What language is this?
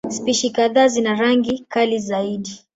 Swahili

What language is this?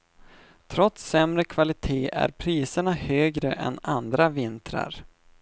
Swedish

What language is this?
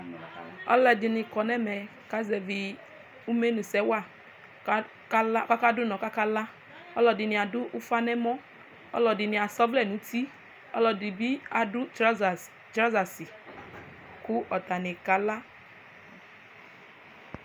Ikposo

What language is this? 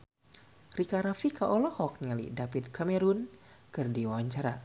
Sundanese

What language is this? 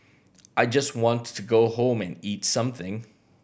English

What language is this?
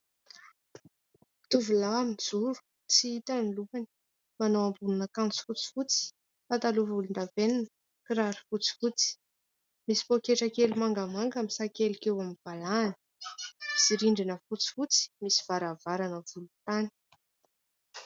Malagasy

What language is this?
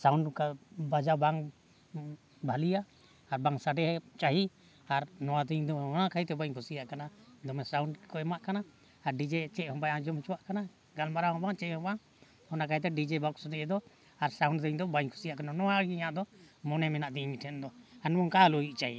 Santali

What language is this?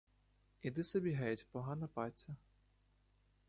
Ukrainian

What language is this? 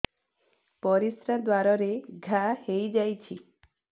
Odia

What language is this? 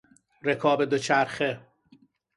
Persian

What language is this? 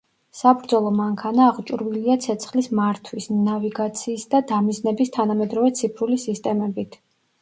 Georgian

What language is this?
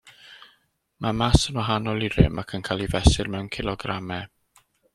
Welsh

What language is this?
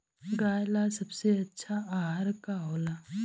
Bhojpuri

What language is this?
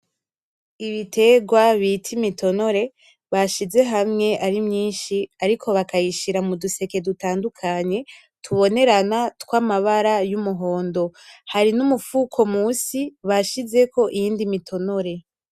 Rundi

